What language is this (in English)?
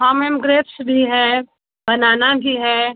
Hindi